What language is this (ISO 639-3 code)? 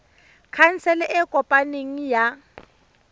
tsn